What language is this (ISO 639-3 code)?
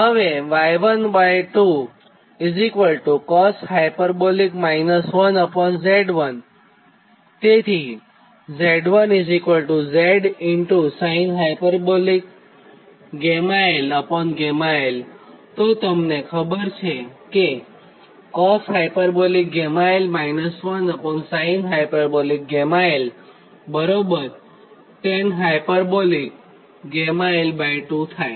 guj